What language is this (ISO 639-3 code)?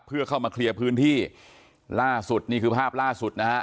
tha